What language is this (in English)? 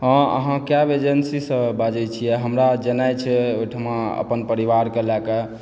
Maithili